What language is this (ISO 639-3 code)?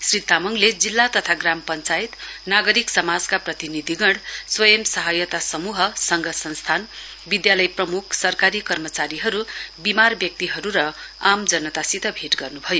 nep